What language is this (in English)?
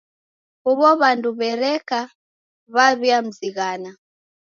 Taita